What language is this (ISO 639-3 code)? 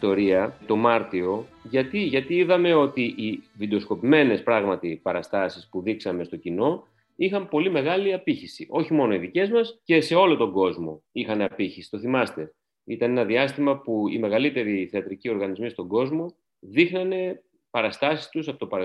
ell